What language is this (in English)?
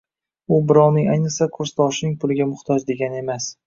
Uzbek